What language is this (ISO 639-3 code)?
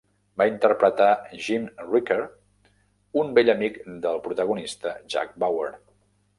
cat